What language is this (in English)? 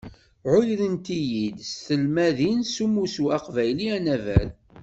Kabyle